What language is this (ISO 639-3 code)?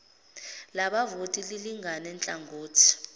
zul